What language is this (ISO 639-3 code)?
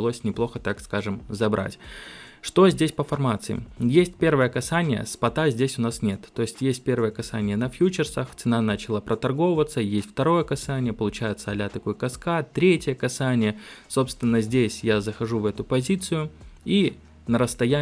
rus